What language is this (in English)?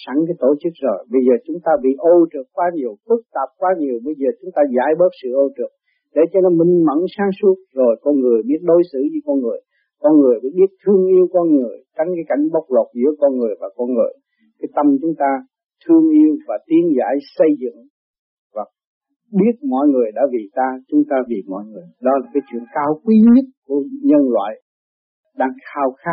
Vietnamese